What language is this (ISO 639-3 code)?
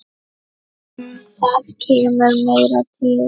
isl